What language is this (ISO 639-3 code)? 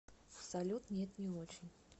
rus